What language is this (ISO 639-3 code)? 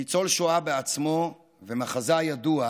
heb